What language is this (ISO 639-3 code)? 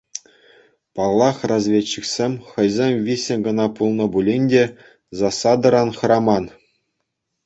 chv